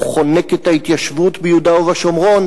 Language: Hebrew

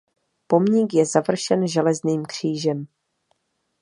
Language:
Czech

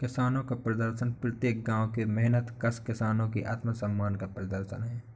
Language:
Hindi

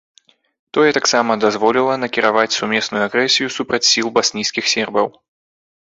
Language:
Belarusian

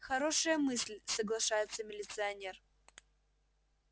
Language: Russian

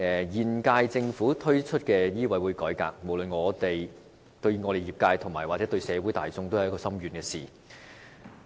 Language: Cantonese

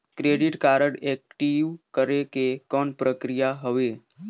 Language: Chhattisgarhi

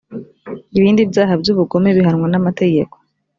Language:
Kinyarwanda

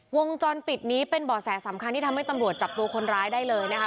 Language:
Thai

